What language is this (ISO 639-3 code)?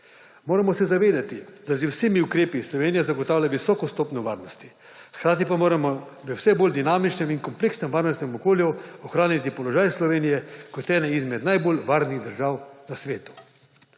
slv